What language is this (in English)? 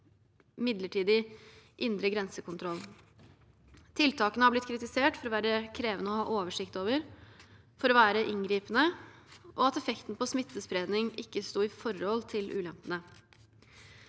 Norwegian